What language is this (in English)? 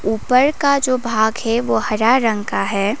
Hindi